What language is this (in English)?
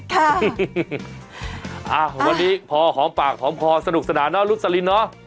Thai